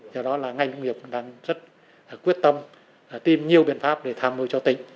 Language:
Vietnamese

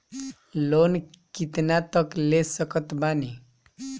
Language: Bhojpuri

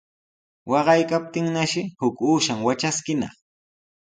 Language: Sihuas Ancash Quechua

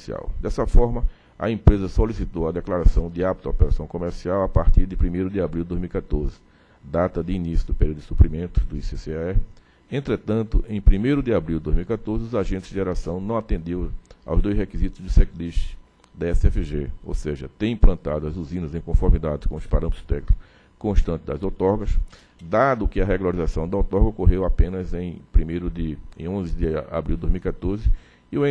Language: Portuguese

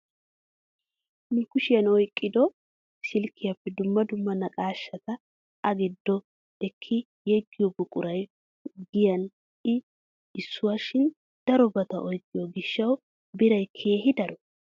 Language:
Wolaytta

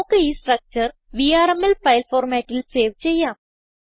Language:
Malayalam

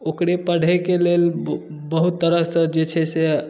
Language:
Maithili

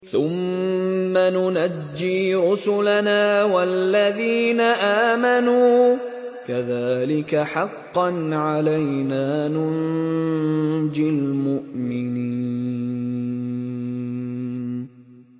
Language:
Arabic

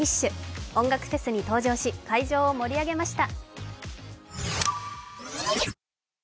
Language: Japanese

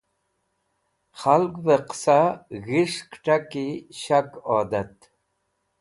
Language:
Wakhi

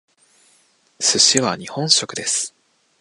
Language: Japanese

